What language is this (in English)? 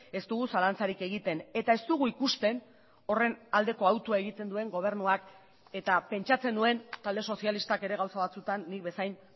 Basque